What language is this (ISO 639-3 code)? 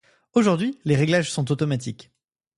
fra